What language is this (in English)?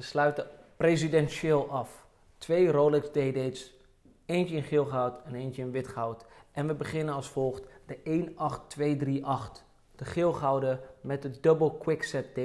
Dutch